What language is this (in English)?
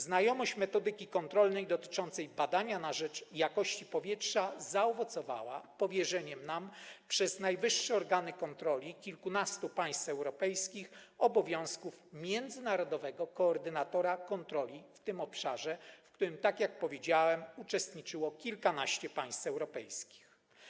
Polish